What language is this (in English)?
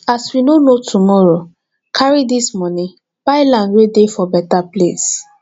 Nigerian Pidgin